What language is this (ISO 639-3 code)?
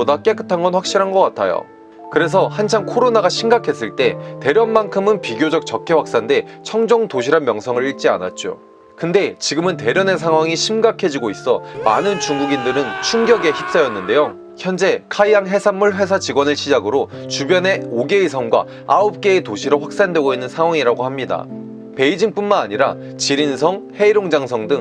kor